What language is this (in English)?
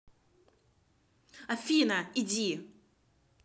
Russian